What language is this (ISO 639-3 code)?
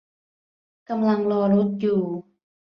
tha